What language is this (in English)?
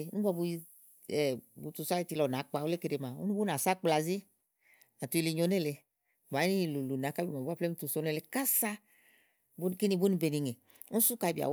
Igo